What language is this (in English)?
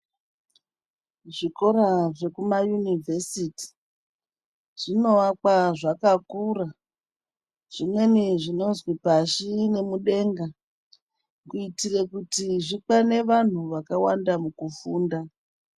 Ndau